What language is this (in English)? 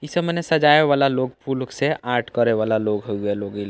Bhojpuri